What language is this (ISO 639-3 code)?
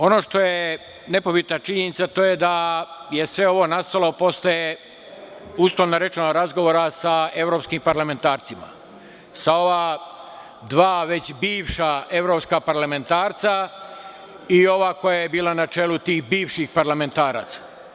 srp